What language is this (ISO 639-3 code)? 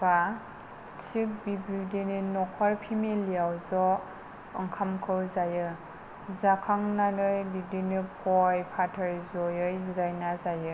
brx